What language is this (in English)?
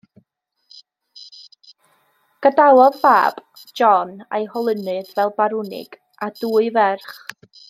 Welsh